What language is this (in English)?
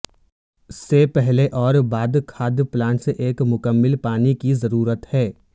Urdu